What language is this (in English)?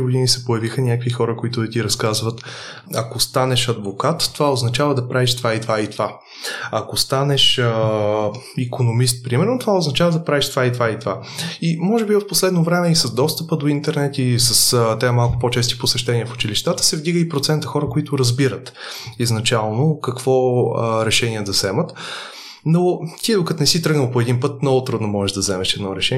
Bulgarian